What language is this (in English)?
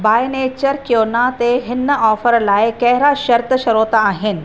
Sindhi